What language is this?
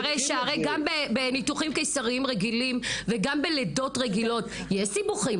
Hebrew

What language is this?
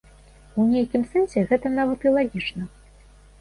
Belarusian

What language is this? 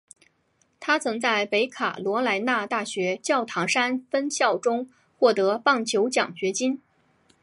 Chinese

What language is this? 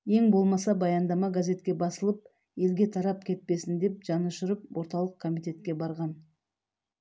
Kazakh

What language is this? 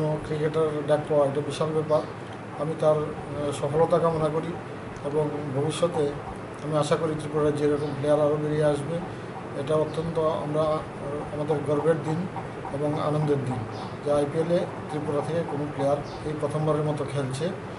Romanian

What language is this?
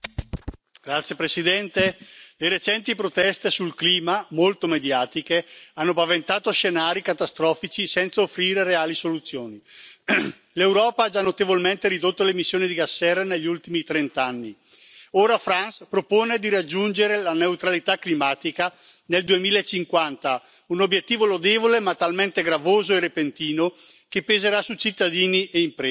Italian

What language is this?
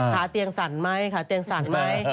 Thai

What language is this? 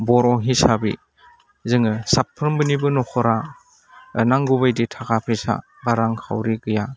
Bodo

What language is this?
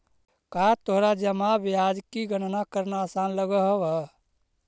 Magahi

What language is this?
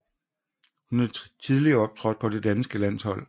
Danish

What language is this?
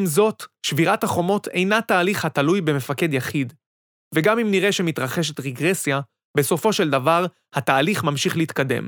Hebrew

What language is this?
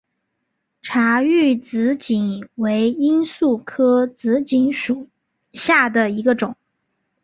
Chinese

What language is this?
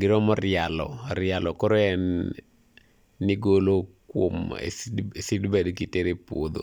Luo (Kenya and Tanzania)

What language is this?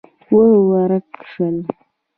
Pashto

